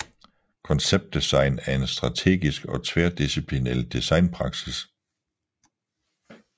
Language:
Danish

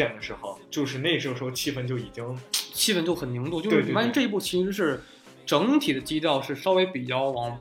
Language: Chinese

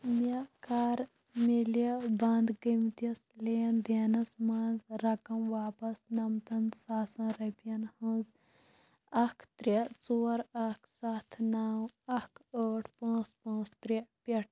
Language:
Kashmiri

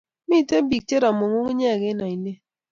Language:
Kalenjin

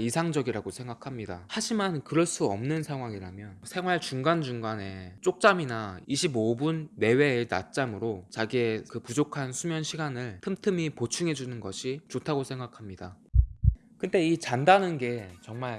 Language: Korean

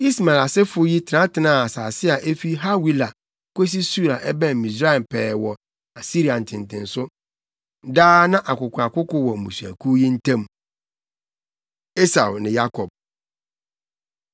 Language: Akan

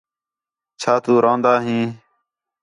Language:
Khetrani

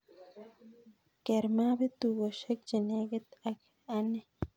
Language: Kalenjin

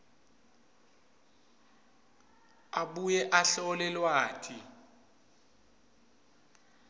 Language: Swati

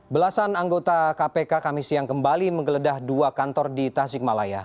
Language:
Indonesian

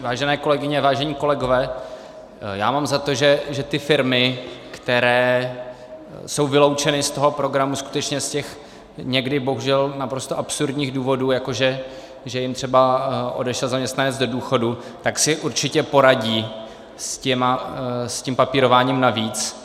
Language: Czech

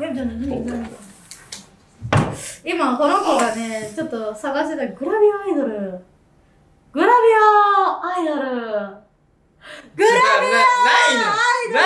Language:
Japanese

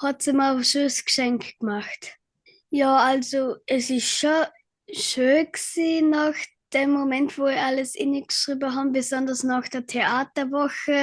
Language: German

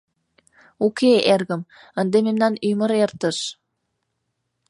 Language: Mari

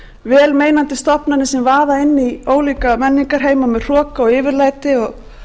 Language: Icelandic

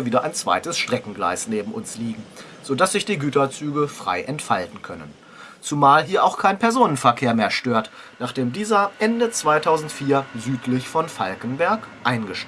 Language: German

